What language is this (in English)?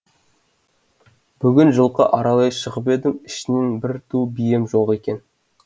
Kazakh